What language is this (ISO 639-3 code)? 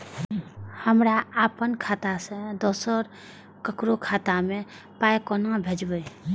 mai